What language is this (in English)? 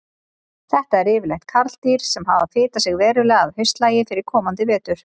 Icelandic